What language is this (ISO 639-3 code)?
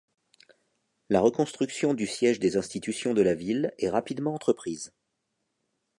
fra